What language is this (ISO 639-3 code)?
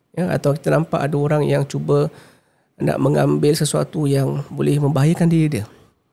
msa